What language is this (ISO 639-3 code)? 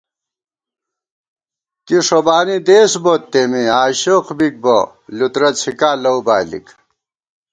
gwt